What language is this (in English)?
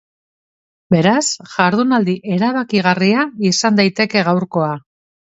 Basque